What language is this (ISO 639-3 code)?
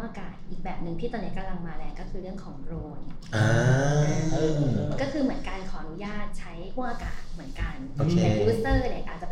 tha